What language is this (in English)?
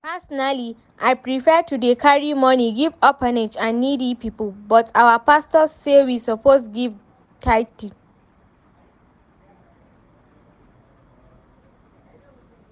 Nigerian Pidgin